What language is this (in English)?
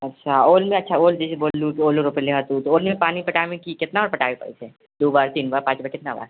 Maithili